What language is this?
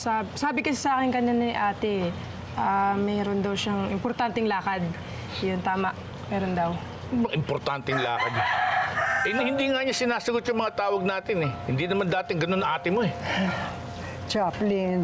Filipino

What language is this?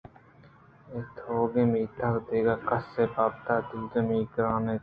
Eastern Balochi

